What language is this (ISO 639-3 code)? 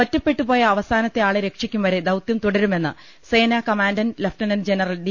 mal